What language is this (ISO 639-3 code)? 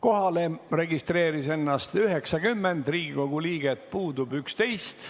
est